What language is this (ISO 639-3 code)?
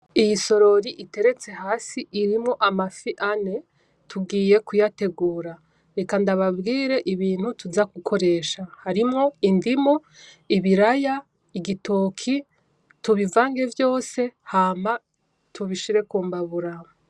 run